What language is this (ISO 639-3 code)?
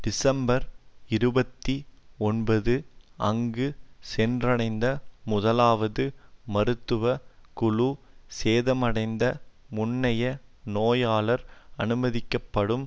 tam